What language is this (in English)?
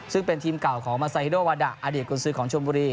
Thai